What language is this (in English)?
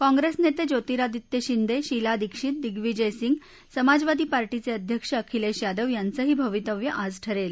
Marathi